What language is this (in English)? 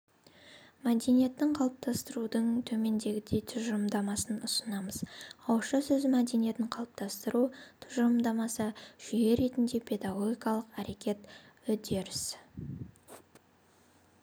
Kazakh